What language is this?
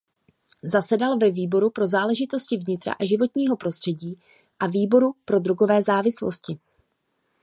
Czech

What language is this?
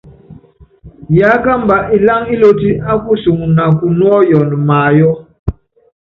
Yangben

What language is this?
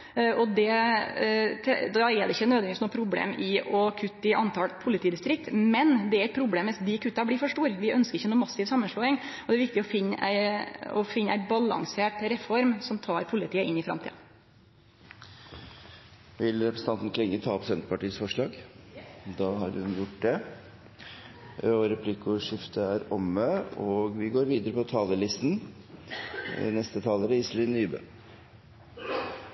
Norwegian Nynorsk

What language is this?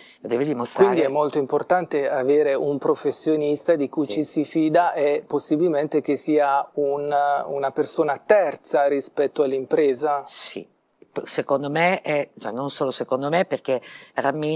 Italian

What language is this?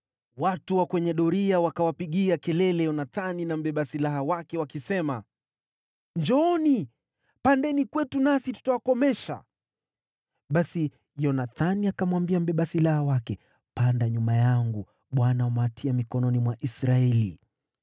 Swahili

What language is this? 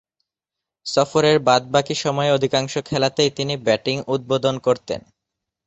Bangla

